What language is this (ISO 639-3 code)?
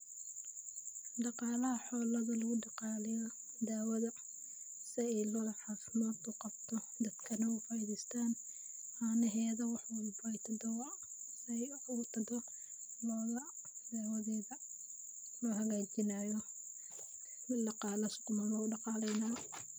som